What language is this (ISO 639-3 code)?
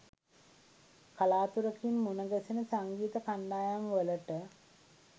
sin